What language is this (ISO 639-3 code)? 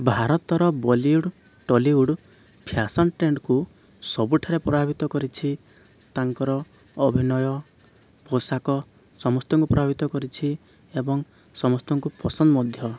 ori